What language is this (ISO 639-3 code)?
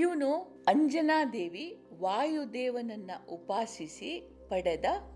kan